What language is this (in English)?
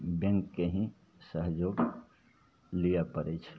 Maithili